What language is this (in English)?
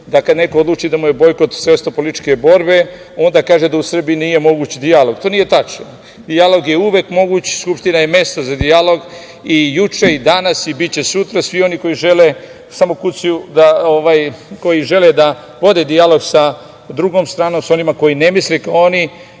Serbian